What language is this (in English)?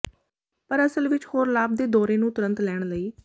Punjabi